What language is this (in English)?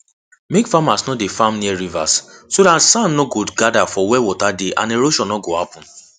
Nigerian Pidgin